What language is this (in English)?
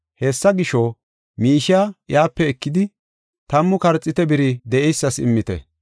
Gofa